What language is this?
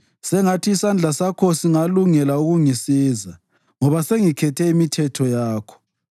North Ndebele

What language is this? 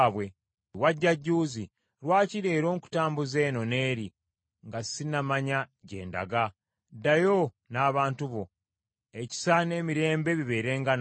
Ganda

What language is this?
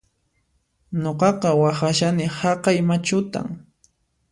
Puno Quechua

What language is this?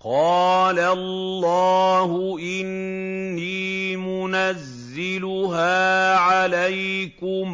Arabic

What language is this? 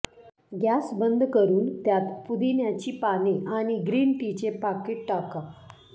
Marathi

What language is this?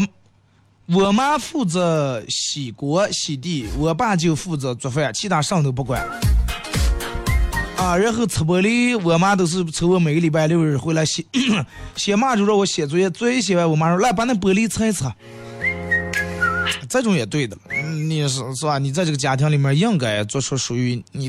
Chinese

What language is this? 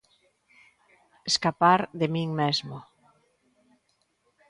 Galician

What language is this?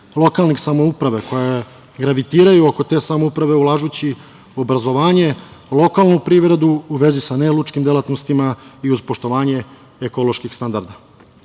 Serbian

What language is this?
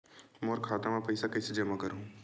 Chhattisgarhi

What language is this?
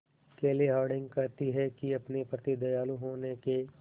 Hindi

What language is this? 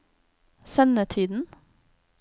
Norwegian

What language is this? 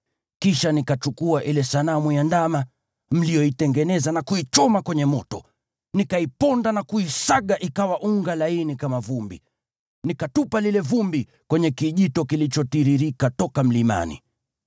Swahili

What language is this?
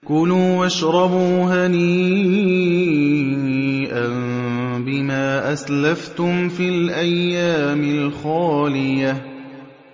Arabic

